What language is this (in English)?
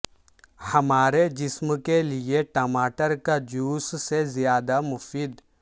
Urdu